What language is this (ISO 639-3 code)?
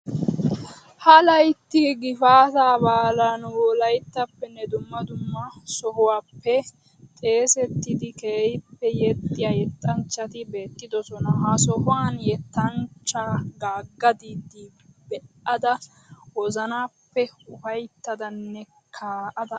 wal